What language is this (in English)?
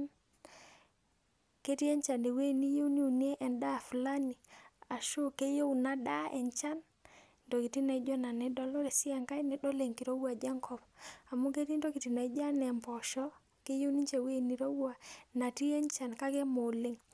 Masai